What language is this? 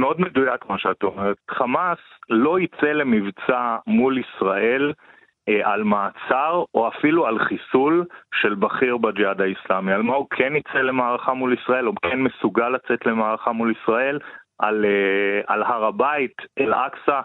Hebrew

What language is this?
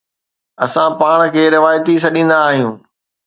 Sindhi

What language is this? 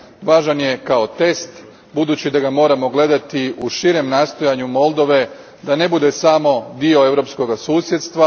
Croatian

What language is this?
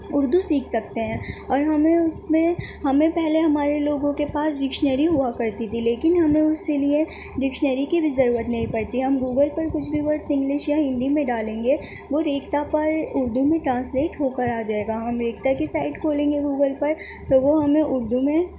Urdu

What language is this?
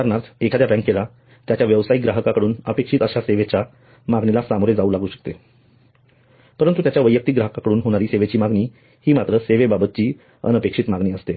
Marathi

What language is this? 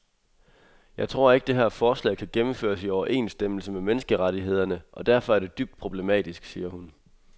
Danish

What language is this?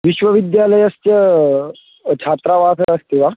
Sanskrit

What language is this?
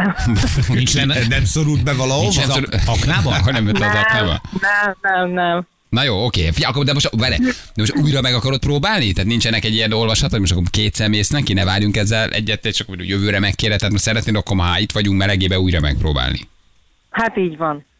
Hungarian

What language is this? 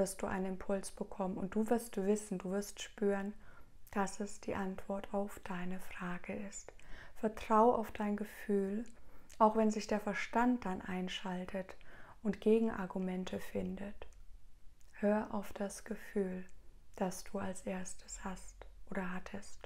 German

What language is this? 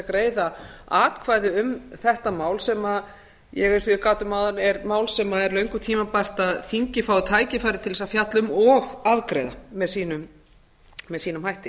Icelandic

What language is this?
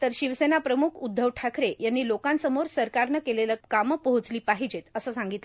Marathi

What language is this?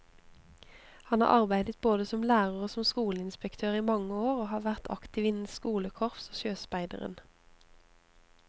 Norwegian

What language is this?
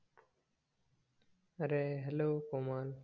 Marathi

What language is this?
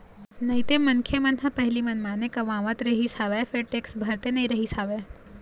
Chhattisgarhi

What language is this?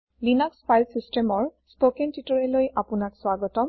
Assamese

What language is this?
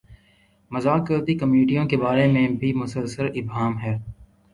Urdu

